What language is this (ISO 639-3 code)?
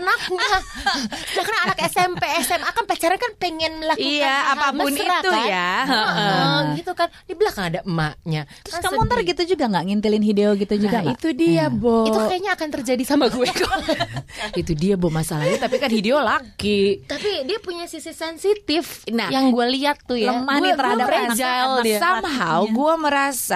ind